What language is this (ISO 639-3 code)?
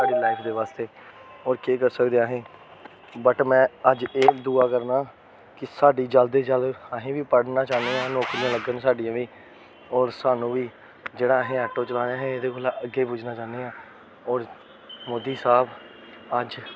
doi